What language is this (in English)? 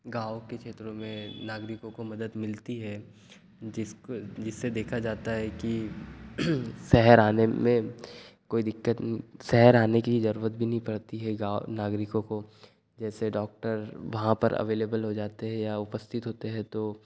Hindi